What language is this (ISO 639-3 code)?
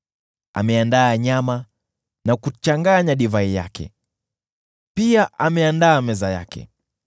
swa